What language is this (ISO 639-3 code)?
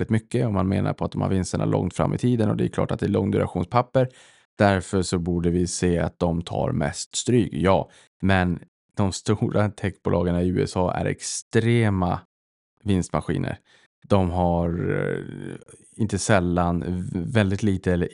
swe